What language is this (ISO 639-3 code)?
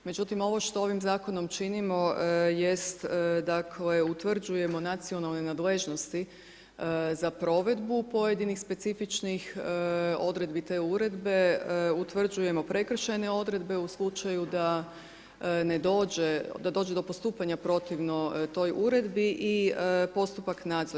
hrv